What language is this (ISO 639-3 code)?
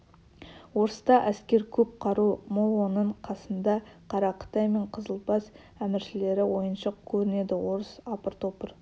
kaz